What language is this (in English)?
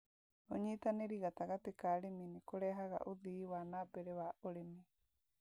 Kikuyu